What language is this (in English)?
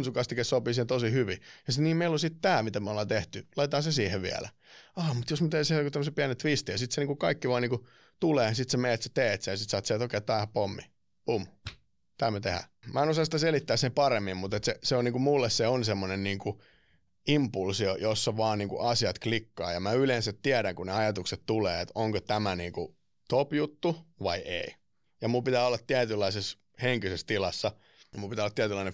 Finnish